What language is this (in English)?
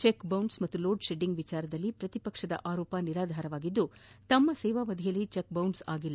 Kannada